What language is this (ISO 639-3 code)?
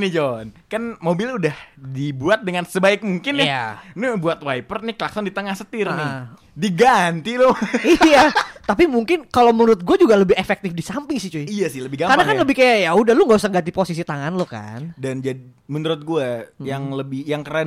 ind